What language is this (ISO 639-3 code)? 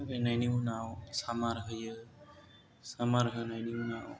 brx